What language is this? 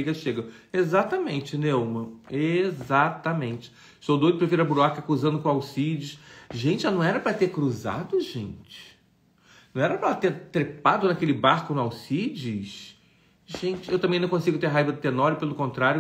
Portuguese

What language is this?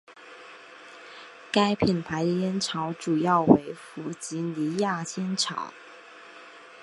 Chinese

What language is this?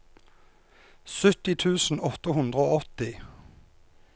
Norwegian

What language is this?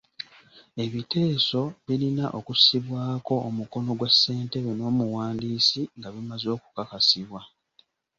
Ganda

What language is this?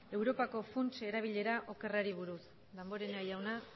Basque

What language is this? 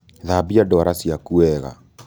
Kikuyu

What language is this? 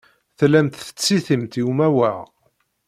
Kabyle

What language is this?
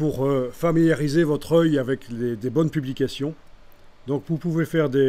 French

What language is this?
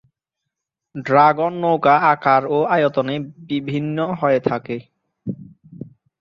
Bangla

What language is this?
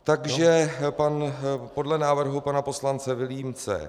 Czech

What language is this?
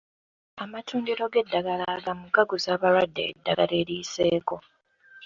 Ganda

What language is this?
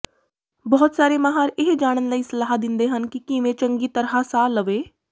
Punjabi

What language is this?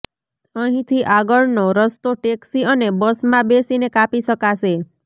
Gujarati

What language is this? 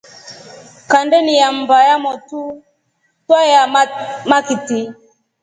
Rombo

